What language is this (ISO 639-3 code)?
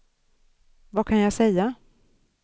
swe